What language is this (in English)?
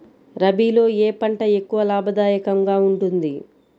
Telugu